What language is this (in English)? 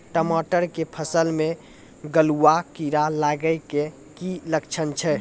Maithili